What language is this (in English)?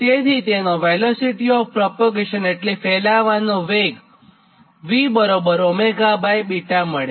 Gujarati